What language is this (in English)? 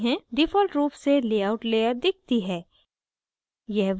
Hindi